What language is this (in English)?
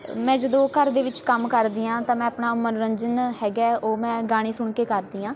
Punjabi